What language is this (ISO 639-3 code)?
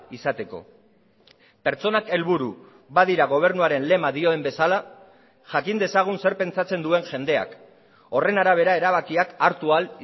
eus